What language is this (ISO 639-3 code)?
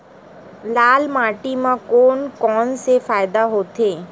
hne